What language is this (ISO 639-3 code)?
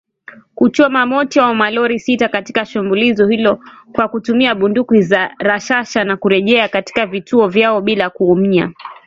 swa